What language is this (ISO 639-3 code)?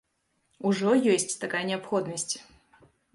bel